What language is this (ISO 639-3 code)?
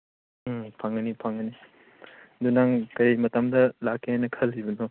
mni